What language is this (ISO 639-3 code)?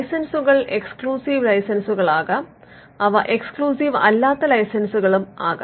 mal